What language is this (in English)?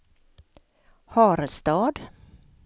Swedish